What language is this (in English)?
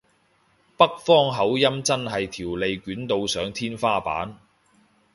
Cantonese